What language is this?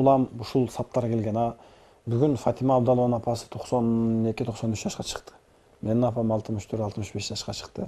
Turkish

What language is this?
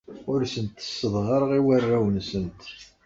Kabyle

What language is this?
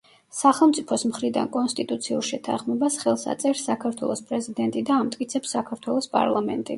Georgian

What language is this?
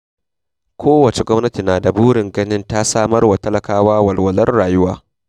Hausa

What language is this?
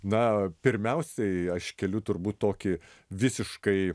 Lithuanian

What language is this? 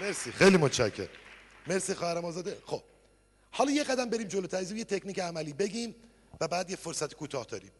Persian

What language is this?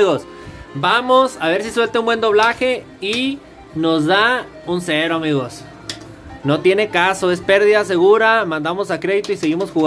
Spanish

